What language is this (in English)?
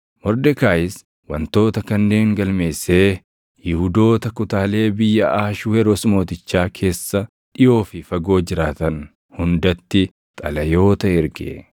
Oromo